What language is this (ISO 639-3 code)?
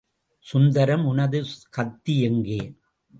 tam